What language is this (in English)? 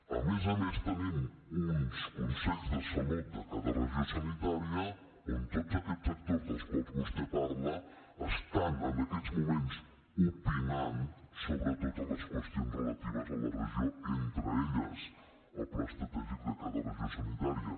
Catalan